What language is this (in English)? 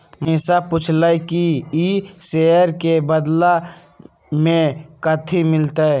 Magahi